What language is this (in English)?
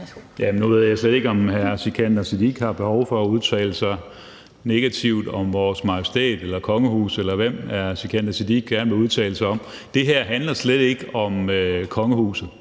Danish